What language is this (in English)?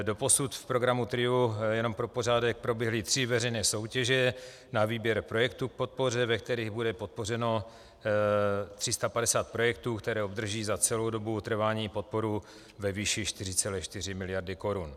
Czech